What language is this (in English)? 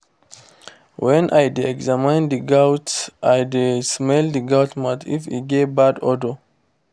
Nigerian Pidgin